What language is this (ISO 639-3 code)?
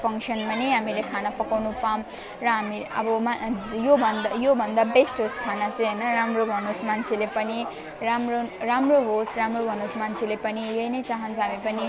nep